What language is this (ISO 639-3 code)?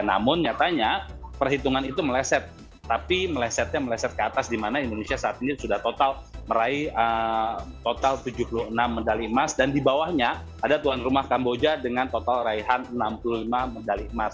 ind